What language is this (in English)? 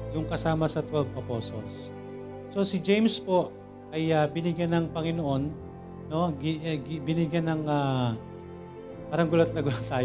Filipino